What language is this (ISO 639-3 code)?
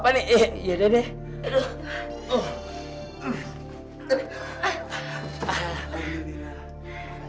ind